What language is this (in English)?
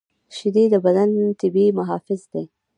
Pashto